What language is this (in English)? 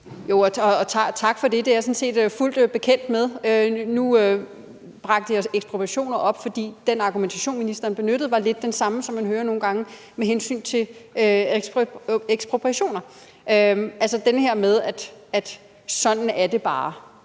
Danish